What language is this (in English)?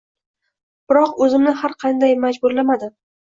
Uzbek